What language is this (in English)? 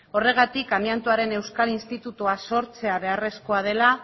Basque